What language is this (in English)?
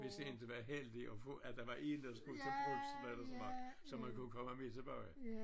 Danish